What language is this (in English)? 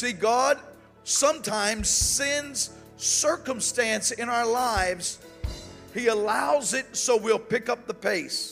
English